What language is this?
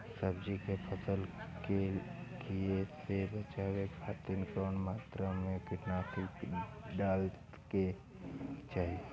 Bhojpuri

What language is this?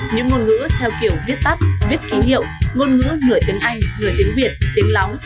Vietnamese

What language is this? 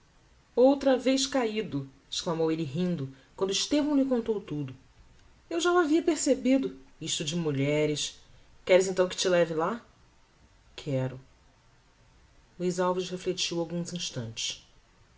Portuguese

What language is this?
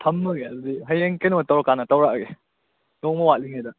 Manipuri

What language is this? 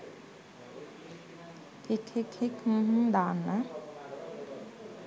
Sinhala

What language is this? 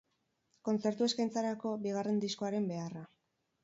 Basque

